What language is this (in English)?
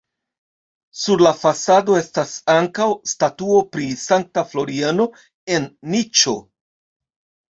Esperanto